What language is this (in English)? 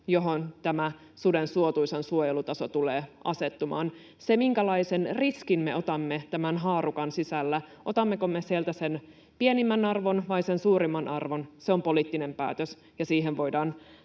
Finnish